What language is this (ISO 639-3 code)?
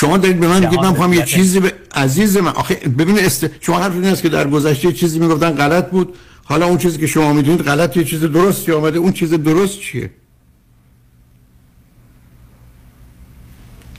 fas